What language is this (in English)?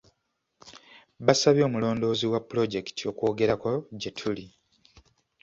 Ganda